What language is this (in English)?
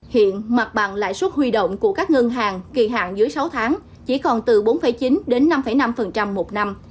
Vietnamese